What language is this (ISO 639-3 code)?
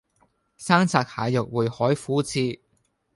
yue